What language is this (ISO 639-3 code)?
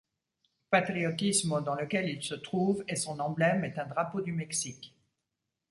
fra